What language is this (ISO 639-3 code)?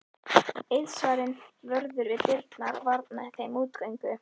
isl